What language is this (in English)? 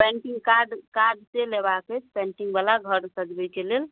Maithili